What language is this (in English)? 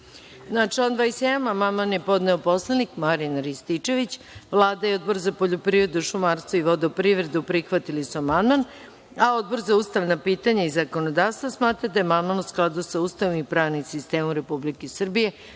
Serbian